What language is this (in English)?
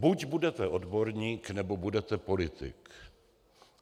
Czech